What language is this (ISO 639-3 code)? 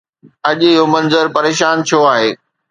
snd